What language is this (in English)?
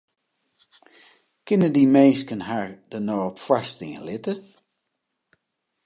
Western Frisian